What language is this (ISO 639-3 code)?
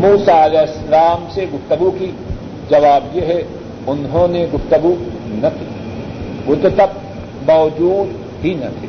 urd